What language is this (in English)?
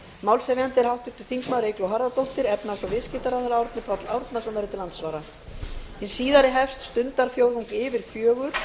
Icelandic